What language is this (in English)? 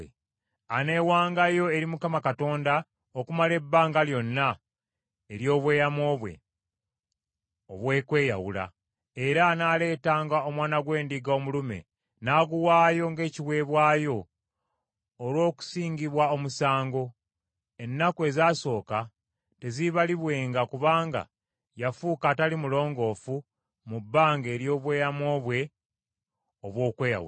Ganda